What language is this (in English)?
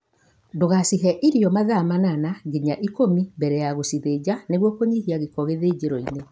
Kikuyu